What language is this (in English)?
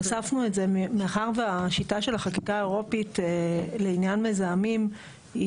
Hebrew